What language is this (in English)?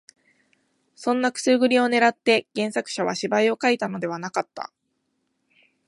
Japanese